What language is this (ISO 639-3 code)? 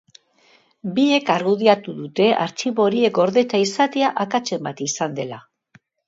eus